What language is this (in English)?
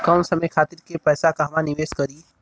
Bhojpuri